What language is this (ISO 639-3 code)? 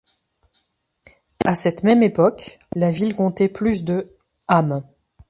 fra